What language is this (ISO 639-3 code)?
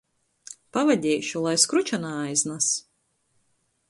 ltg